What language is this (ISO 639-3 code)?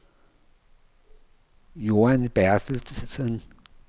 dan